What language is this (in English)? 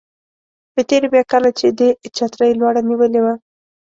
Pashto